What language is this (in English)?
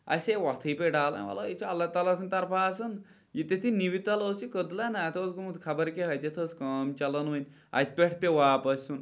Kashmiri